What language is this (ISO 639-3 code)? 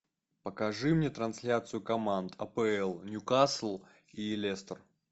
rus